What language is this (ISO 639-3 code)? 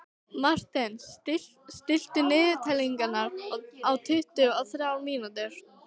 isl